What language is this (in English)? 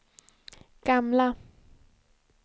Swedish